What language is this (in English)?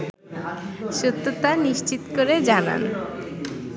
Bangla